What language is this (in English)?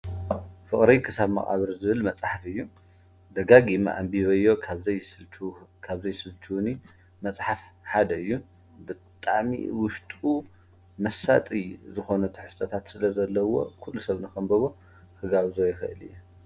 Tigrinya